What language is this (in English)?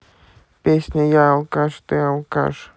Russian